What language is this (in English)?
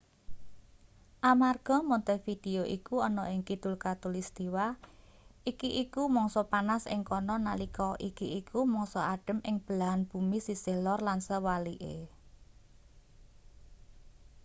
Javanese